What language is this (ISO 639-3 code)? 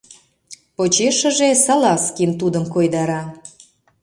chm